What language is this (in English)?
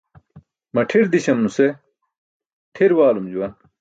Burushaski